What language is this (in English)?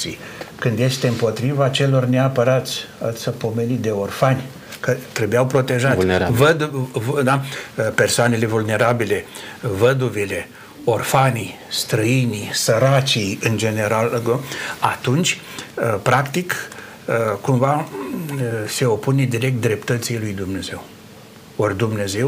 Romanian